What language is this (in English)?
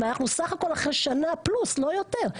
Hebrew